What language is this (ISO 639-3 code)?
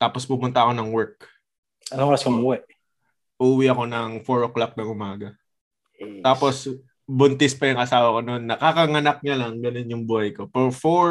fil